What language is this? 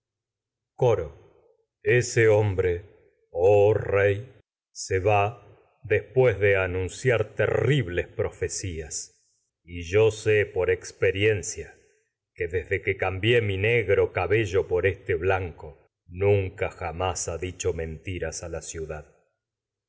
Spanish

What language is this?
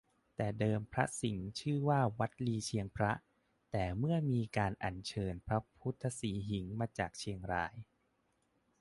Thai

